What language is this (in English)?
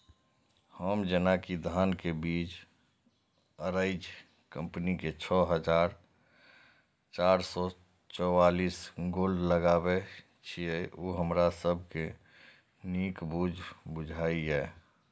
Maithili